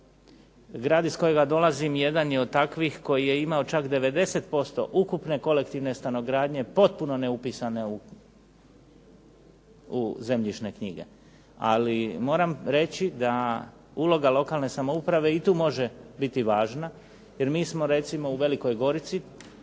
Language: Croatian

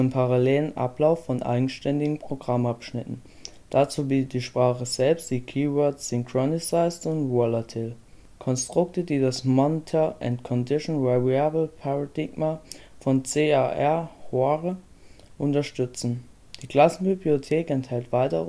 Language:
German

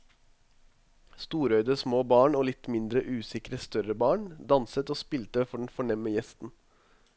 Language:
Norwegian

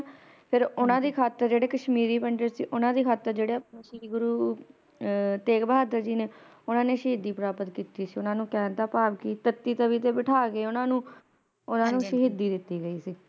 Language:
Punjabi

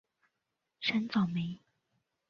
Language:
Chinese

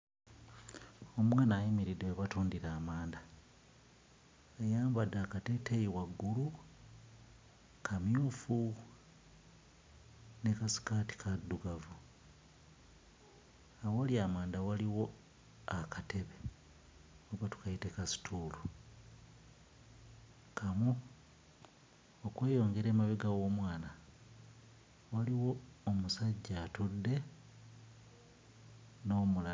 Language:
Ganda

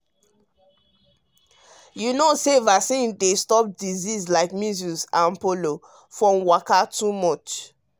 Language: Nigerian Pidgin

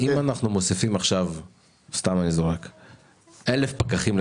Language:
Hebrew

